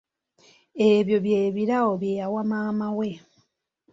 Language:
Ganda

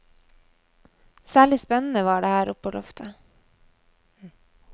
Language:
Norwegian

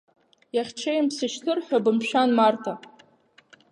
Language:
Abkhazian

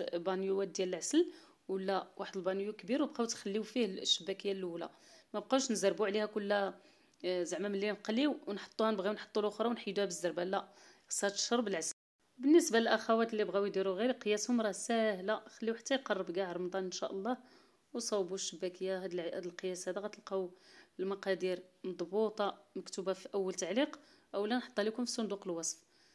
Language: Arabic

